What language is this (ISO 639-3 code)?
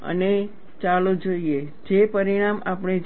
guj